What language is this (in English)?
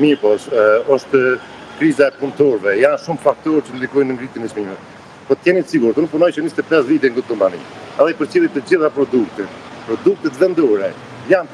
Romanian